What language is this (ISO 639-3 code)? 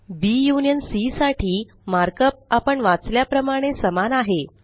mar